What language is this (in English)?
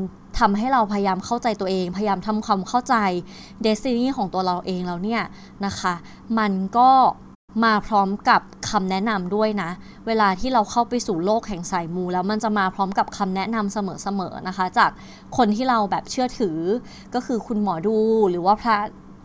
Thai